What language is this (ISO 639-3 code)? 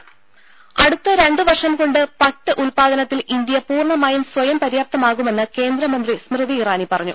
mal